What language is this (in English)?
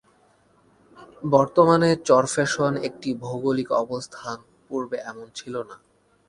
Bangla